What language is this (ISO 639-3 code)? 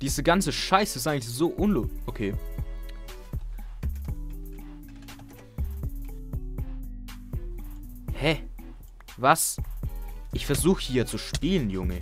deu